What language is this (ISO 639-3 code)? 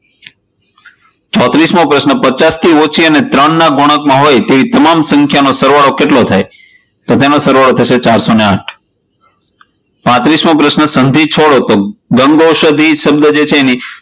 guj